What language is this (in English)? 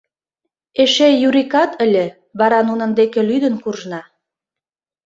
Mari